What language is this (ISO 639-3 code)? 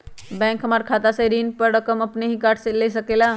mag